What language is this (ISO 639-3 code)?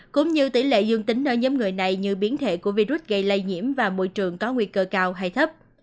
vie